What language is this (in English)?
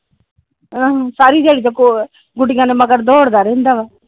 Punjabi